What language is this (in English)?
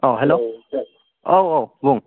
Bodo